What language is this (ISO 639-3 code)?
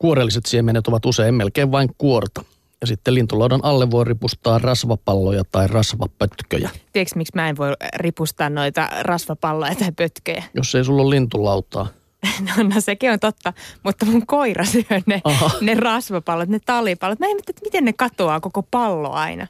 fin